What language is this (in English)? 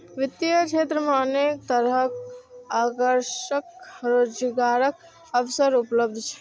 Maithili